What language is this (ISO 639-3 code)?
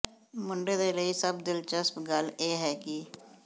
pan